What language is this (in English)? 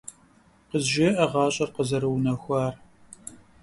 Kabardian